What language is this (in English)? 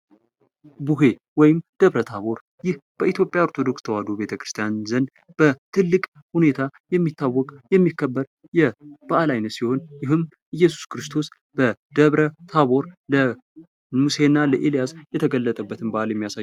Amharic